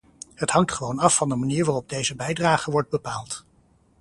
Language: Dutch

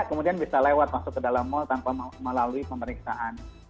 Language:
Indonesian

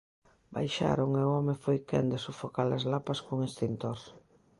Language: Galician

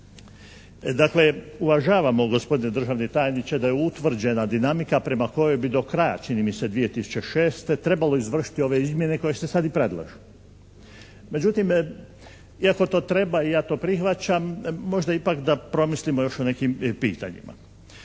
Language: Croatian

